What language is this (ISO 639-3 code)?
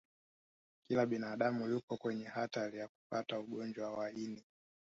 swa